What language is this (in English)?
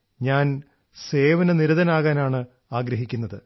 Malayalam